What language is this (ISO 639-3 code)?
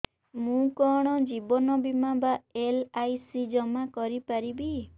ori